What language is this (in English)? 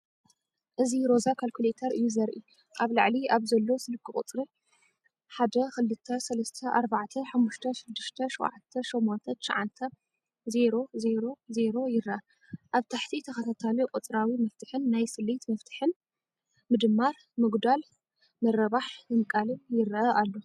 Tigrinya